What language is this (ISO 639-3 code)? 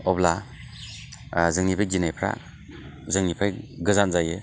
brx